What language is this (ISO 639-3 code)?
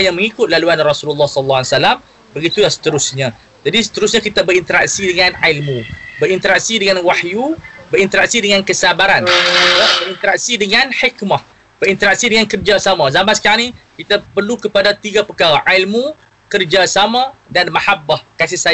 msa